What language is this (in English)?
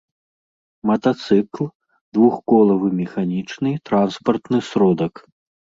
Belarusian